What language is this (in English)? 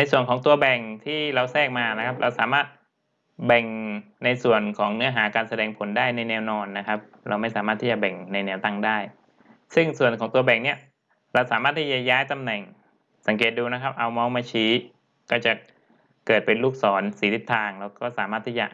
Thai